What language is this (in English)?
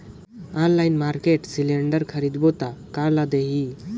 Chhattisgarhi